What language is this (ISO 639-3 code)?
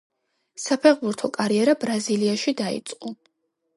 kat